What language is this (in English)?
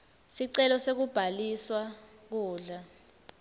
Swati